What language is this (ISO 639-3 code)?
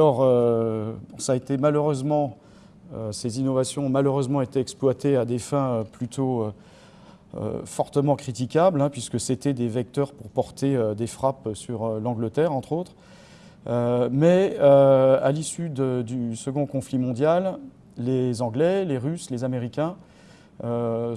fra